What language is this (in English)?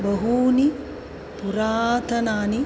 Sanskrit